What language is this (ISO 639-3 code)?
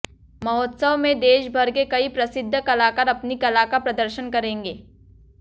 hin